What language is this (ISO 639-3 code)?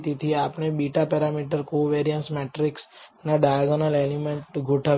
guj